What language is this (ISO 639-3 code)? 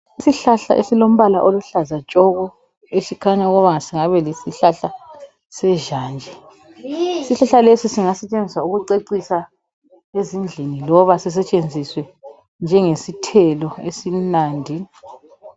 nde